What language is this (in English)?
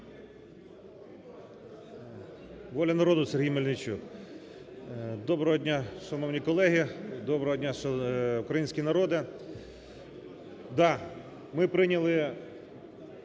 Ukrainian